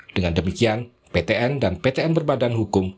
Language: Indonesian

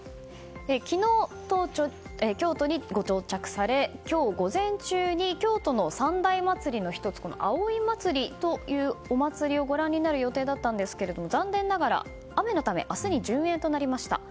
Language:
Japanese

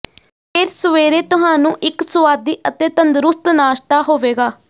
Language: Punjabi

